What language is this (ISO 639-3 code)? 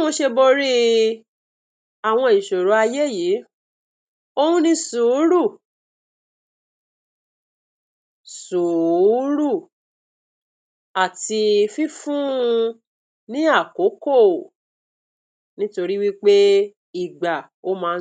yor